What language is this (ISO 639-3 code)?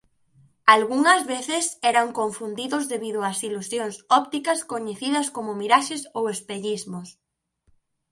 glg